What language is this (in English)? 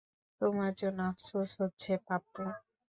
Bangla